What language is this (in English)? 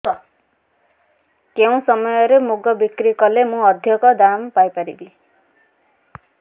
Odia